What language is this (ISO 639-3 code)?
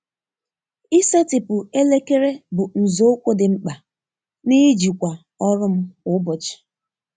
ibo